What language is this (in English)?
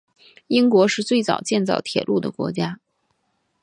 Chinese